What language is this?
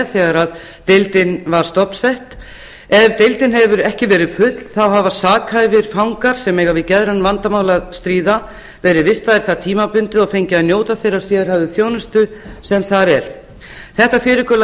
Icelandic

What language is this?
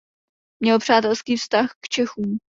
Czech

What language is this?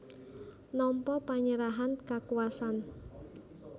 Javanese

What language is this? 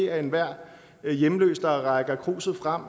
Danish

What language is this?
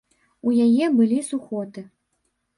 Belarusian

